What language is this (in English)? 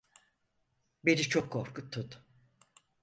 Turkish